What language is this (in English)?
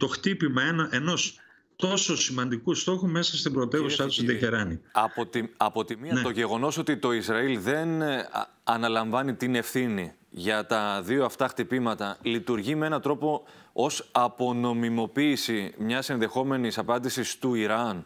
Greek